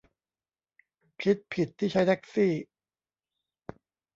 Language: Thai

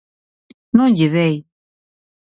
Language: Galician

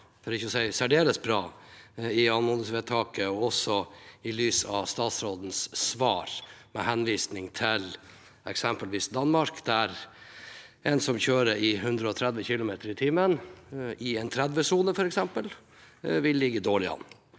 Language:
Norwegian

